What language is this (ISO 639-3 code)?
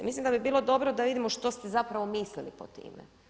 hrv